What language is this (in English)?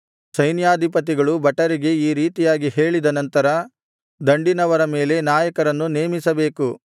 Kannada